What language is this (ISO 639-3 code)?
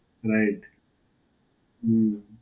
guj